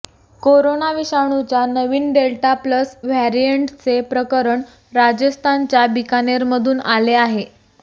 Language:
Marathi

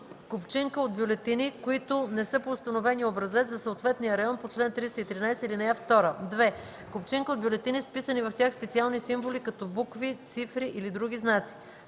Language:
Bulgarian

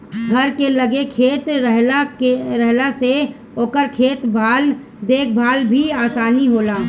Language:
Bhojpuri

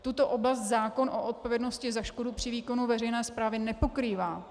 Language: Czech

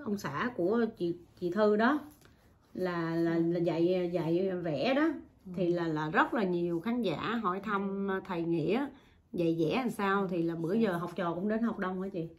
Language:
Vietnamese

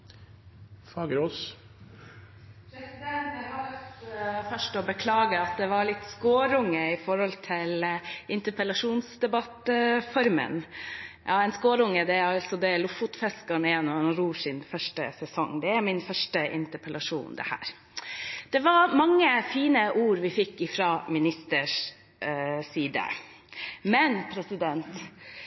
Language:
Norwegian Bokmål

